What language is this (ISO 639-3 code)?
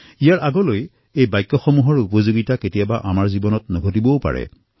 asm